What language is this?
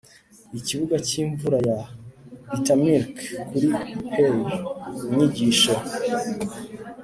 Kinyarwanda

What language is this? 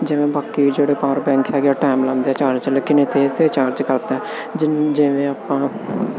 Punjabi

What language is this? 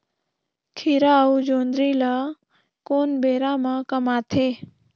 Chhattisgarhi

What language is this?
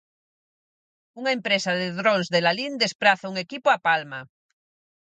Galician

